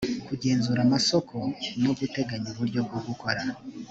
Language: Kinyarwanda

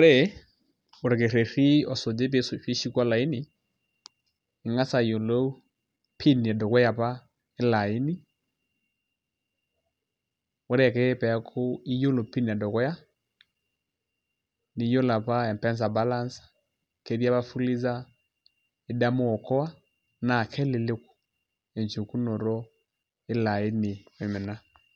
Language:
Masai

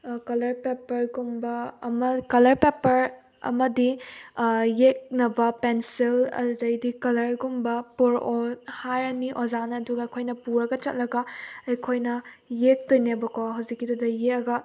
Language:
Manipuri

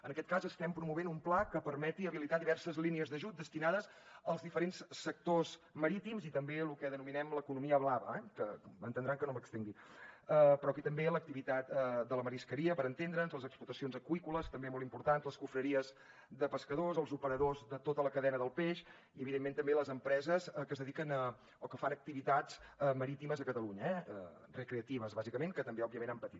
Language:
Catalan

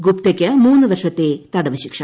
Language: Malayalam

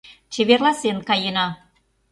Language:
Mari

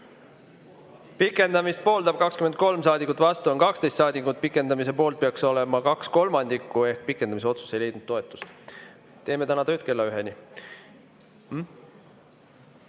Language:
Estonian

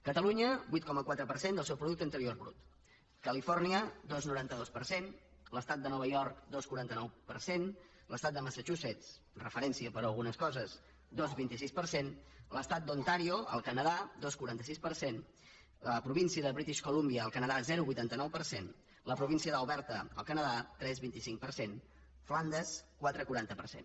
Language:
Catalan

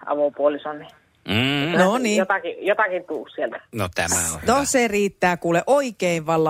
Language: Finnish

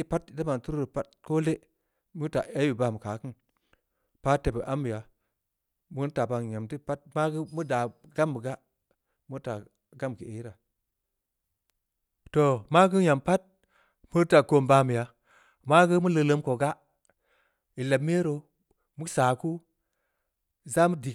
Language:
Samba Leko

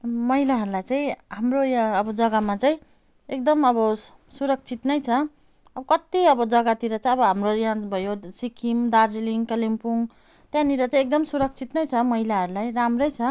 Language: Nepali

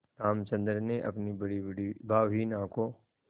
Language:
Hindi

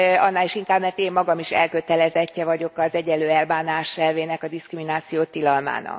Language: Hungarian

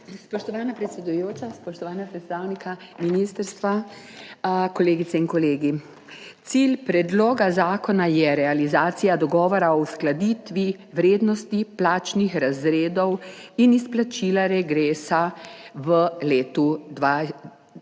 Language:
Slovenian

